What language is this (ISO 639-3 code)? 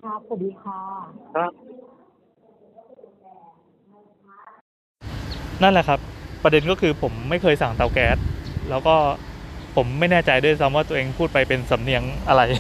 tha